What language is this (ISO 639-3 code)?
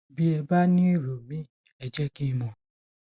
yor